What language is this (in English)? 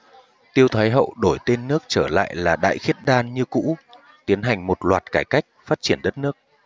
Vietnamese